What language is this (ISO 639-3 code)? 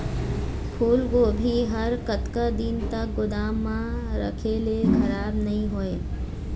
hne